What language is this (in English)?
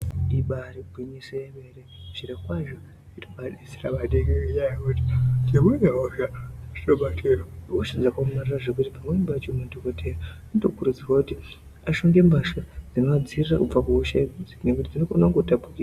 Ndau